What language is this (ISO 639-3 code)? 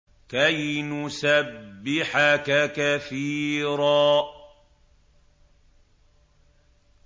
ara